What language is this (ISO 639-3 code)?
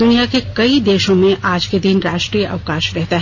hin